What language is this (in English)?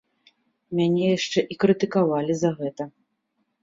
Belarusian